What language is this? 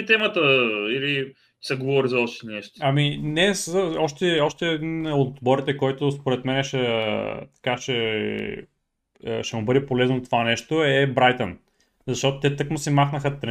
Bulgarian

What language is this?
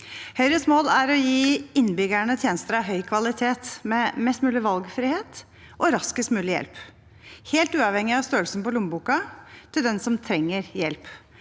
Norwegian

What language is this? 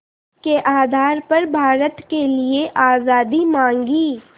Hindi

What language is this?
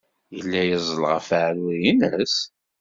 Kabyle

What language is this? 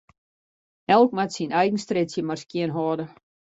Western Frisian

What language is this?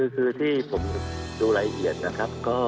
Thai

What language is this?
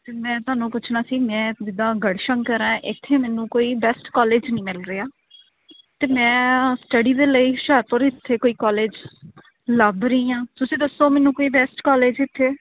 Punjabi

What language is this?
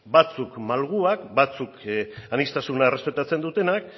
Basque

